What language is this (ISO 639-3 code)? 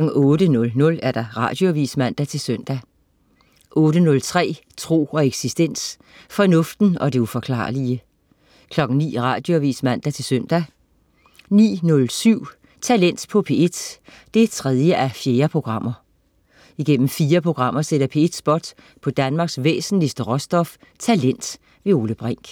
dan